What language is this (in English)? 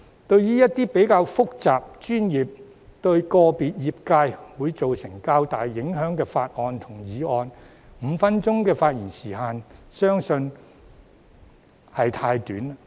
Cantonese